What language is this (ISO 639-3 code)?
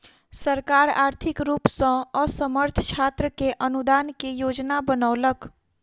mai